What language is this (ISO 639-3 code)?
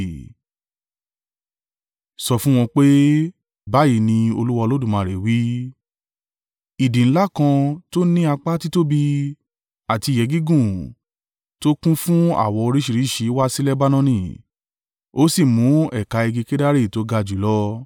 yor